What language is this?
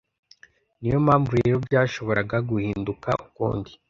Kinyarwanda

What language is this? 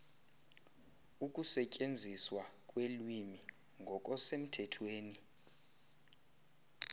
Xhosa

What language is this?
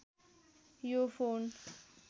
Nepali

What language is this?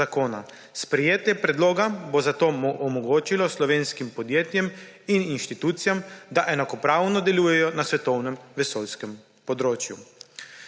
Slovenian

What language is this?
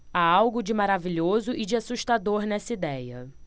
Portuguese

